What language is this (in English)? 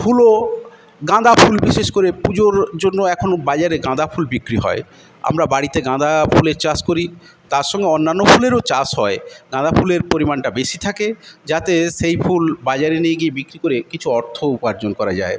Bangla